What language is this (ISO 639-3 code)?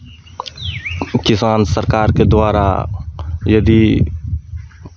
mai